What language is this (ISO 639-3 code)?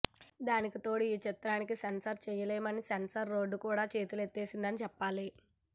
tel